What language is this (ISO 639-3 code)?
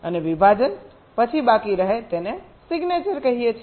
guj